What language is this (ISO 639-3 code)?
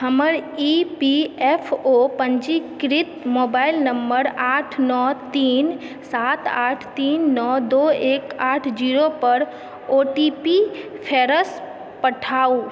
mai